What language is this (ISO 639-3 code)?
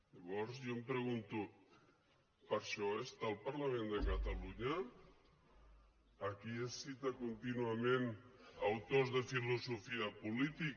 cat